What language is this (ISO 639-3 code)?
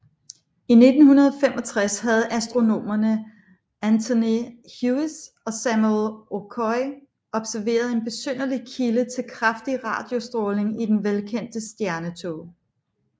dan